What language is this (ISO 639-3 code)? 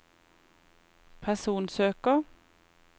nor